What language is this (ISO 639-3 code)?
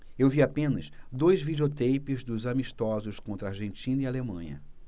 por